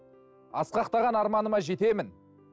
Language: Kazakh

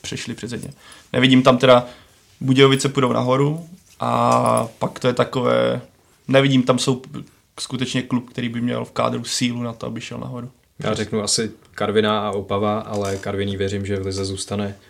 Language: Czech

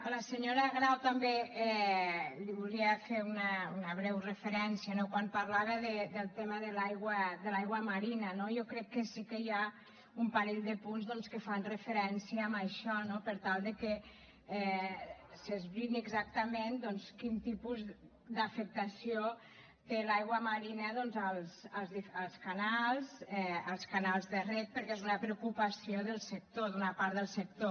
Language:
Catalan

